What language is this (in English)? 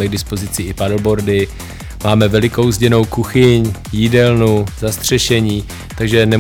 Czech